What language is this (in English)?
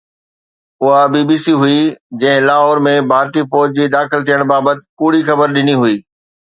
Sindhi